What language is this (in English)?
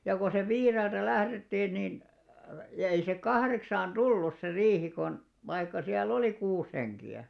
Finnish